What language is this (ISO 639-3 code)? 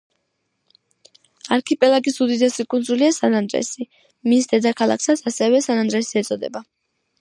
kat